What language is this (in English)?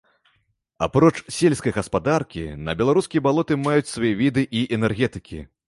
Belarusian